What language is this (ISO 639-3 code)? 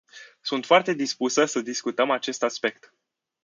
ron